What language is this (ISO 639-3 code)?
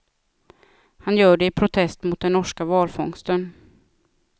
swe